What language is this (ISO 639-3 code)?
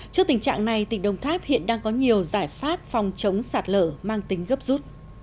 vie